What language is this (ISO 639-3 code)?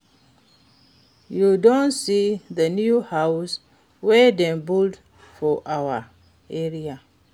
pcm